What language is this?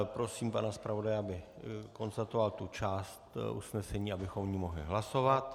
Czech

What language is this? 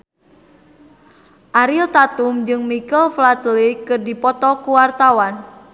Sundanese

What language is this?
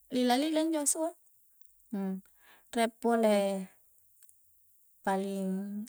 Coastal Konjo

